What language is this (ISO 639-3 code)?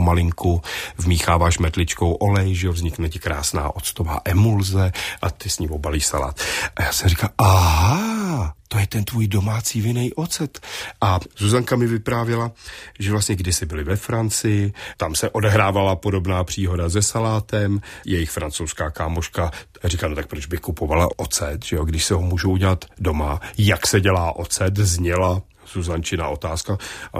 ces